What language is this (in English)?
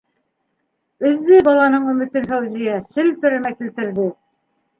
Bashkir